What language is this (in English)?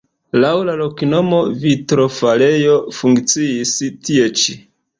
Esperanto